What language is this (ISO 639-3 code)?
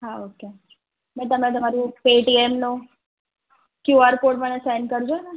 guj